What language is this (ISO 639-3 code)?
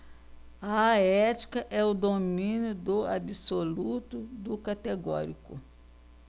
por